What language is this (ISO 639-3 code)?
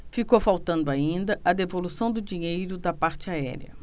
por